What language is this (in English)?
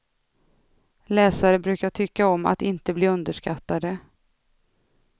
Swedish